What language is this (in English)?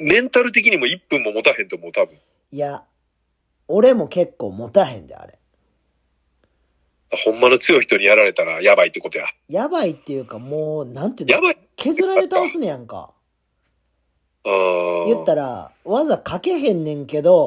Japanese